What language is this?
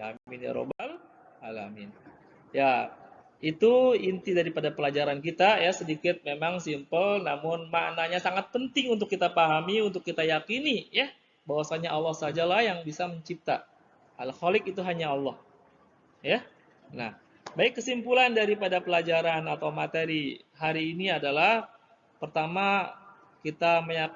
Indonesian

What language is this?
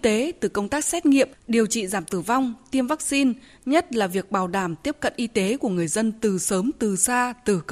Vietnamese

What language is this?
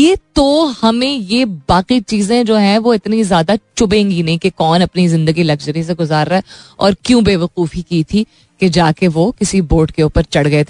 Hindi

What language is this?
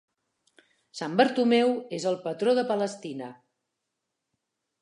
Catalan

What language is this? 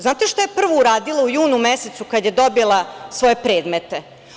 Serbian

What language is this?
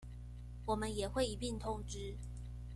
Chinese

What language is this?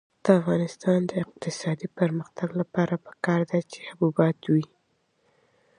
Pashto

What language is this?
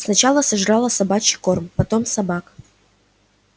Russian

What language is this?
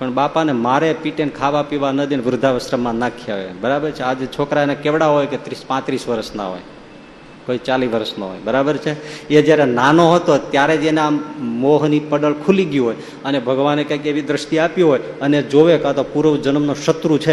Gujarati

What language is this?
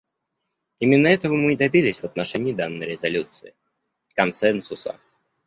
Russian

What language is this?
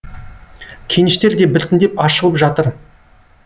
Kazakh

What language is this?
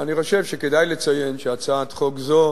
Hebrew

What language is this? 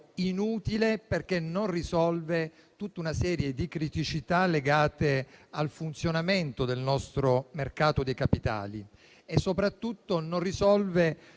Italian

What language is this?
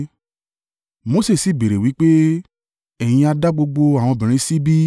Yoruba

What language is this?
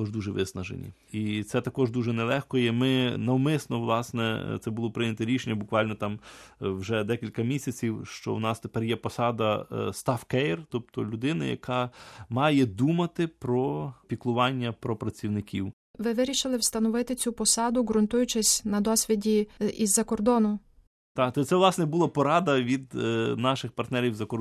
Ukrainian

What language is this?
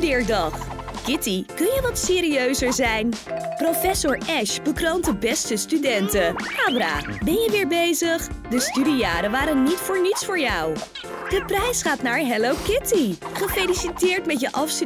Dutch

